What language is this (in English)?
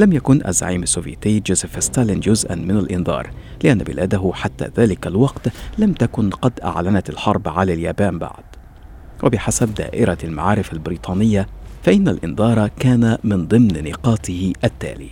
Arabic